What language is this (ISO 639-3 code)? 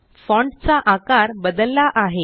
mar